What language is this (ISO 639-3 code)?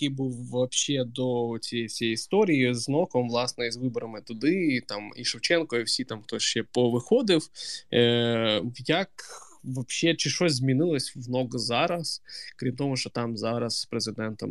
ukr